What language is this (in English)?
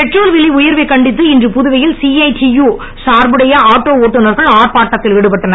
Tamil